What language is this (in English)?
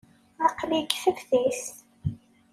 Kabyle